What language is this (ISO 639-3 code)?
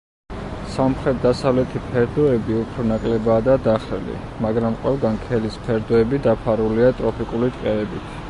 kat